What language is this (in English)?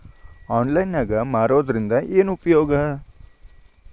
Kannada